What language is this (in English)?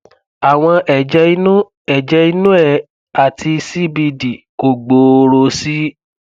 Yoruba